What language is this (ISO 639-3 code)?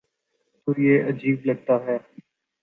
urd